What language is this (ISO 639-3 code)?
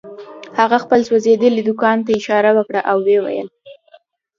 pus